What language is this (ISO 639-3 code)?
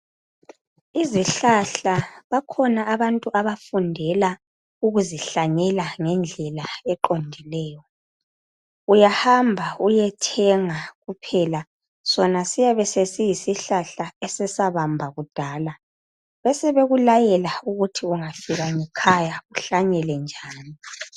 nde